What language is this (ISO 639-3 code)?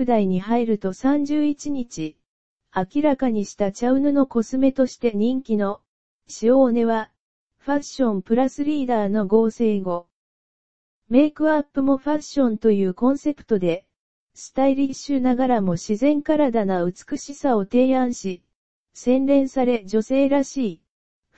jpn